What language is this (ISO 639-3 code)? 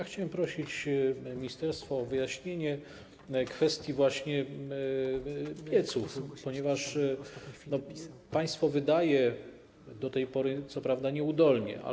pol